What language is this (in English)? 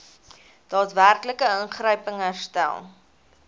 Afrikaans